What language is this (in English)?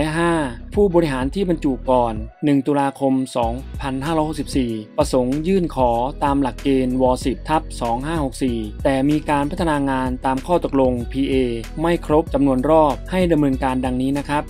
Thai